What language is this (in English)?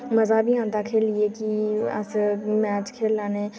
Dogri